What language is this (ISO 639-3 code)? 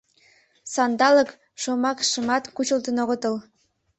chm